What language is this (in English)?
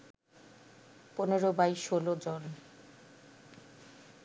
Bangla